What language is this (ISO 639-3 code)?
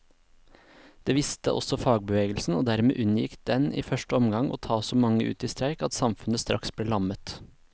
nor